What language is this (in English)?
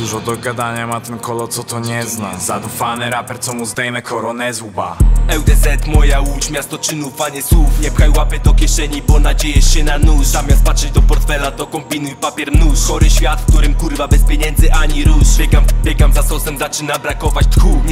Polish